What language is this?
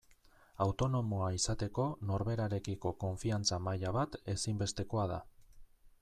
Basque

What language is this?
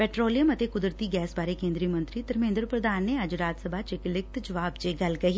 Punjabi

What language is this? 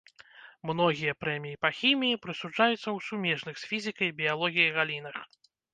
Belarusian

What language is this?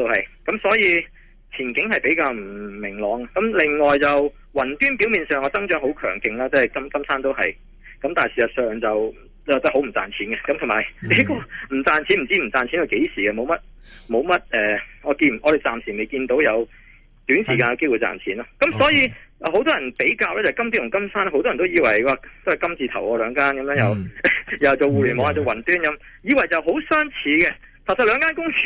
Chinese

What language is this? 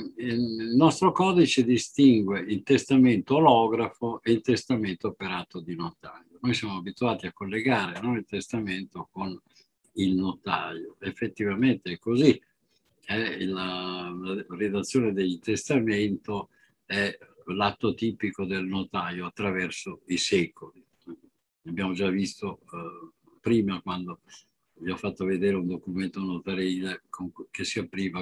Italian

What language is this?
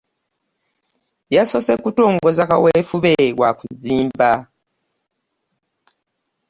Ganda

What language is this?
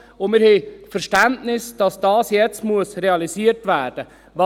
Swiss German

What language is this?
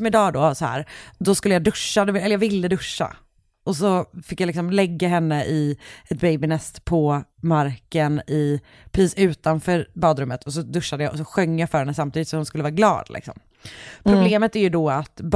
Swedish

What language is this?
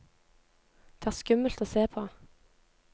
Norwegian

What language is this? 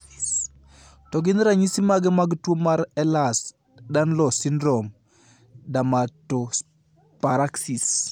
Luo (Kenya and Tanzania)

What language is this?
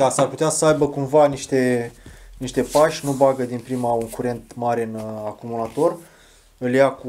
Romanian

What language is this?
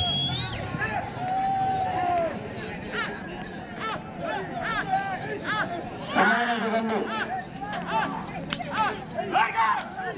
Indonesian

